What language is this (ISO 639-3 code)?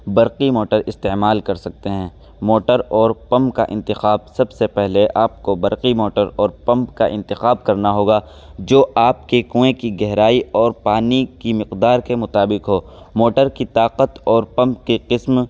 urd